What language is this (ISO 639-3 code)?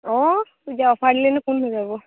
asm